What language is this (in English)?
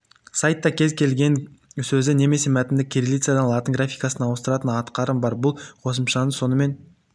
Kazakh